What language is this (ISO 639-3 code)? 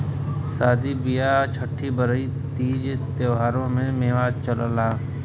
bho